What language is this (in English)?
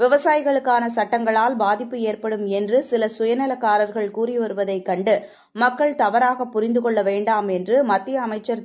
Tamil